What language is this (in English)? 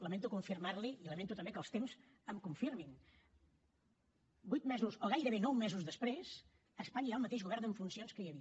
Catalan